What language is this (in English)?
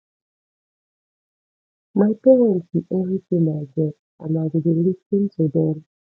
Nigerian Pidgin